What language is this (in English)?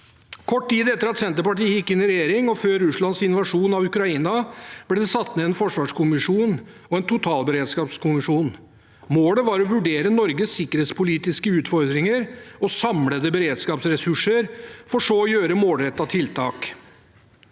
Norwegian